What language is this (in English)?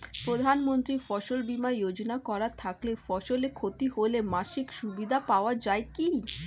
Bangla